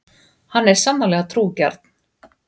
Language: Icelandic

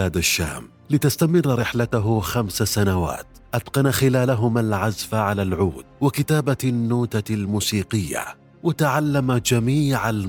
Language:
Arabic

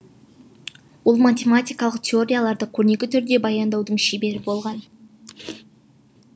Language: Kazakh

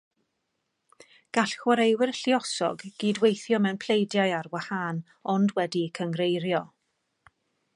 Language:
Welsh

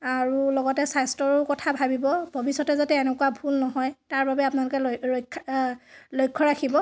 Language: Assamese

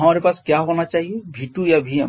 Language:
Hindi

